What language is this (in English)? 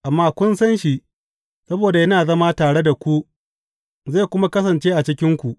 Hausa